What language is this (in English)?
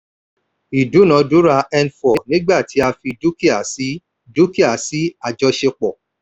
Yoruba